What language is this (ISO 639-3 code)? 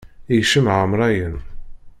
kab